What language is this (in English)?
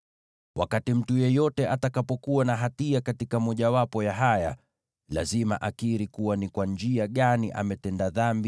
Swahili